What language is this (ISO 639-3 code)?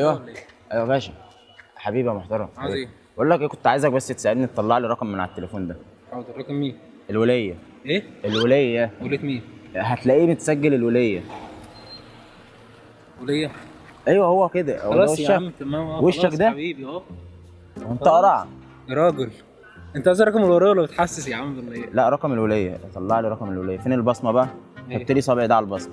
ara